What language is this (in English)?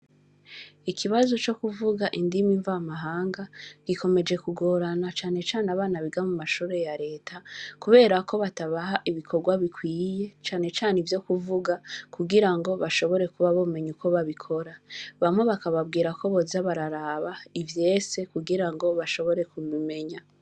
Rundi